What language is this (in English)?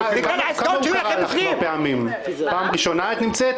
Hebrew